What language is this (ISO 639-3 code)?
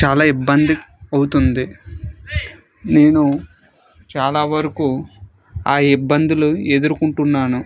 tel